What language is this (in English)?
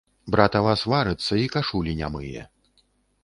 Belarusian